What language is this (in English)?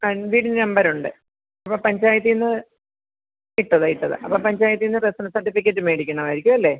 Malayalam